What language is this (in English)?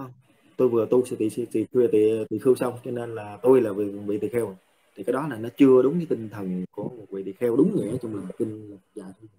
Vietnamese